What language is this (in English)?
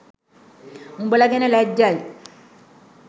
Sinhala